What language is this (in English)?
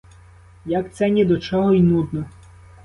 Ukrainian